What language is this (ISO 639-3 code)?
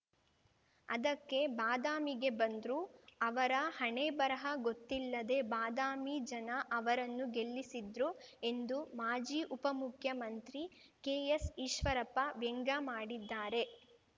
kan